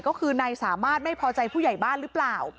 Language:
Thai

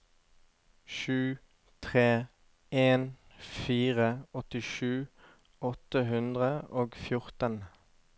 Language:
Norwegian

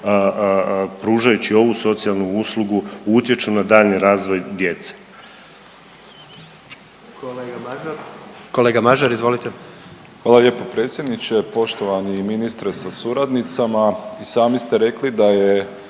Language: Croatian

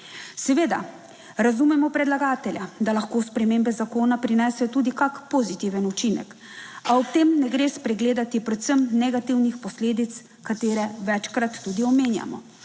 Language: Slovenian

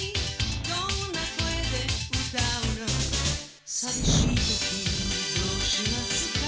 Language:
Japanese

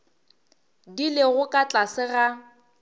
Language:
Northern Sotho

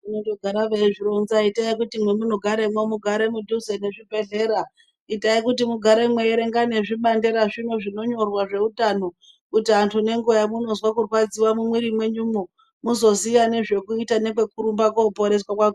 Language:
Ndau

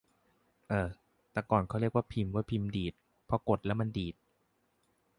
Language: Thai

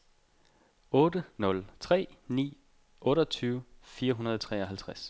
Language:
Danish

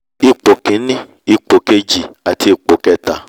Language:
Yoruba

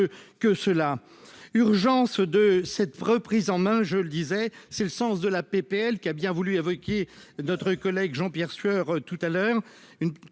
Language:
French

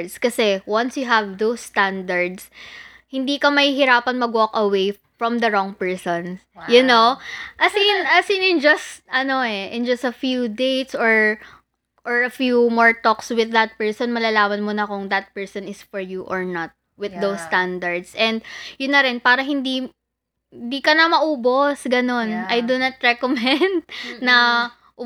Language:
Filipino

